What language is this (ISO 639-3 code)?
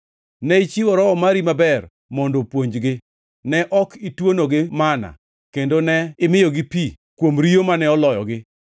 luo